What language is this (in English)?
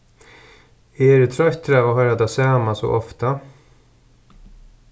Faroese